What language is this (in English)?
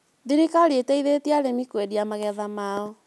Kikuyu